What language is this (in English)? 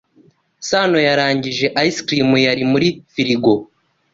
Kinyarwanda